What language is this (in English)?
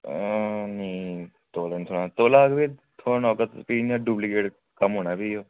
Dogri